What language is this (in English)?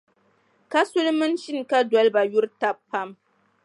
Dagbani